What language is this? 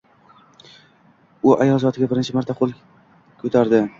Uzbek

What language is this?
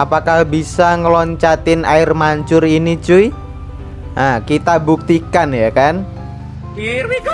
Indonesian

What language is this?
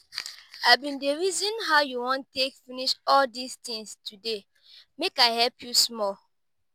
Nigerian Pidgin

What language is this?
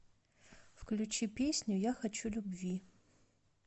Russian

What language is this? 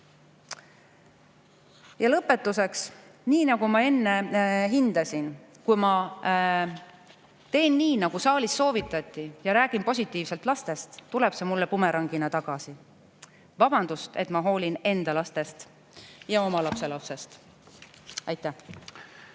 Estonian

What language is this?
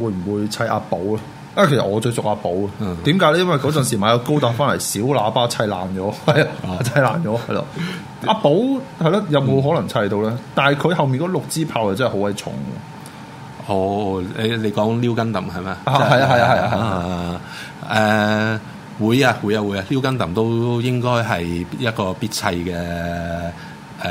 Chinese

